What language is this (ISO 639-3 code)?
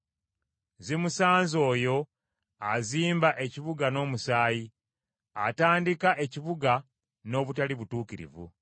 lug